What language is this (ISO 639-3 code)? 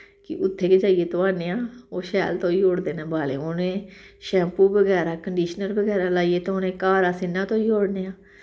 doi